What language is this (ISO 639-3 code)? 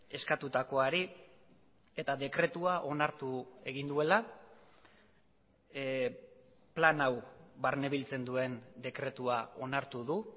eus